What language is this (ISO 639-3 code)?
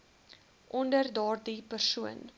afr